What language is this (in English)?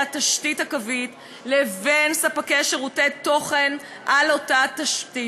Hebrew